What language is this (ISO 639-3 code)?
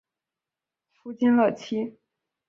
zho